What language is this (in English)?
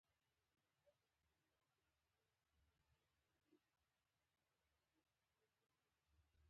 Pashto